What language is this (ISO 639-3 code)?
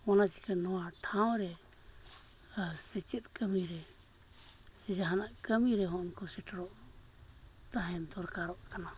sat